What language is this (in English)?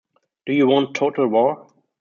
English